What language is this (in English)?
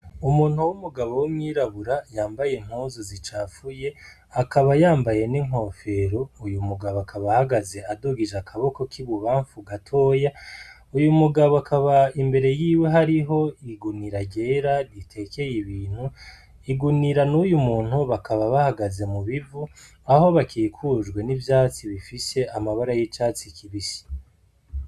Rundi